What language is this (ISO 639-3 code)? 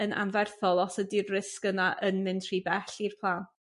cym